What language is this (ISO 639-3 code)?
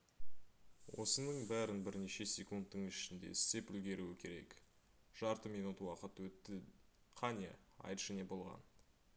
kaz